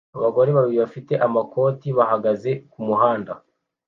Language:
Kinyarwanda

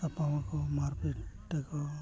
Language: Santali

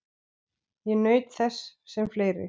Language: Icelandic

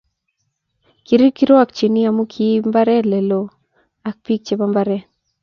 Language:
Kalenjin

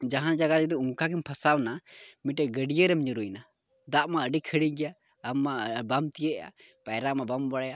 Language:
Santali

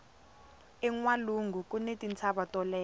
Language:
Tsonga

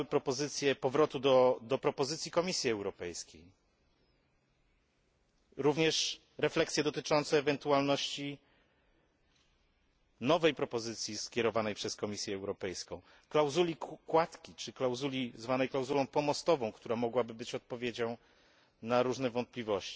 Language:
Polish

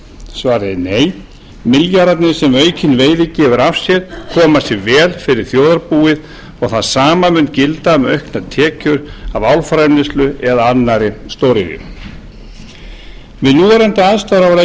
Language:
Icelandic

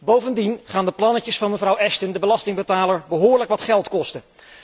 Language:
Dutch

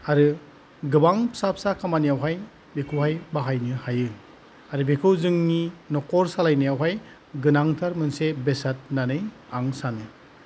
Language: Bodo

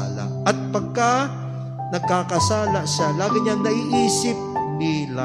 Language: Filipino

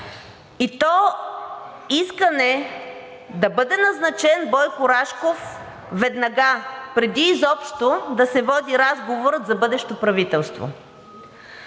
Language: Bulgarian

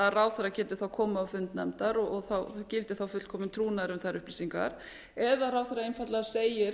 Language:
Icelandic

